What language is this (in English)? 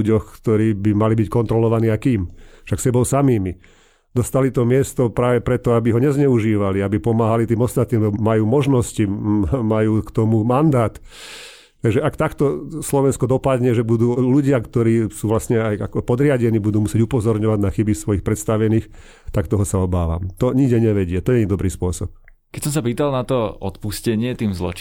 Slovak